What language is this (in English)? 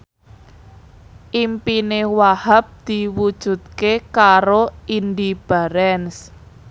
Javanese